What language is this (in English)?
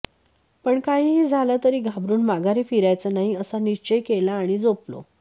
Marathi